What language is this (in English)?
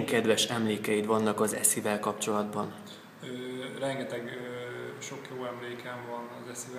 Hungarian